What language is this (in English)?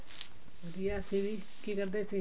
Punjabi